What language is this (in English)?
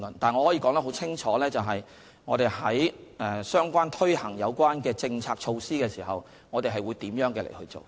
Cantonese